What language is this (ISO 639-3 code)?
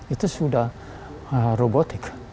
ind